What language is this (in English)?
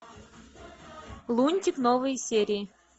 Russian